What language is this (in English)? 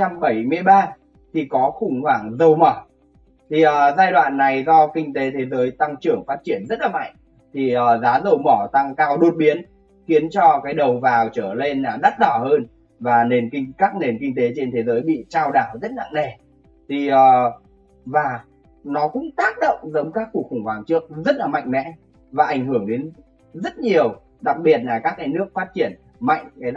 Vietnamese